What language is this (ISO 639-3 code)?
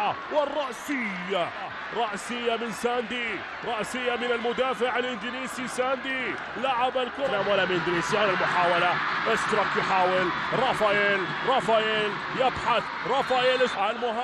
ara